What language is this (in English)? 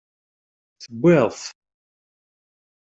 Kabyle